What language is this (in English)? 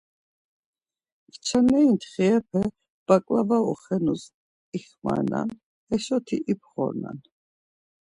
Laz